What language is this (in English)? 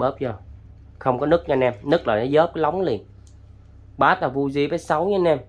Vietnamese